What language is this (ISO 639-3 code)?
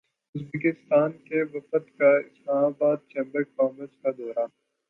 urd